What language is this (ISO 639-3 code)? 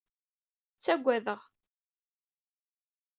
kab